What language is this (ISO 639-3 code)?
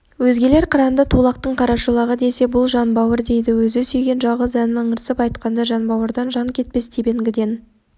kaz